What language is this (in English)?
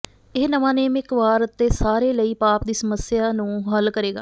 Punjabi